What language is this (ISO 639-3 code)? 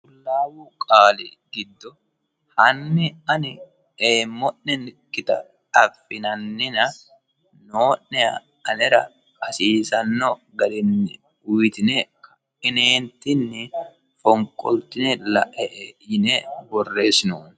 sid